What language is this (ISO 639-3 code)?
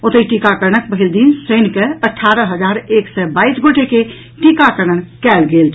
mai